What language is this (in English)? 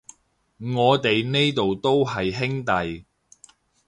Cantonese